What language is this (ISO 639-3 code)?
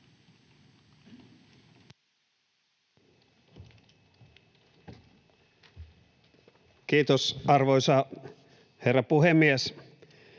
fin